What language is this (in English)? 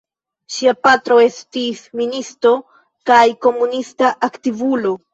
Esperanto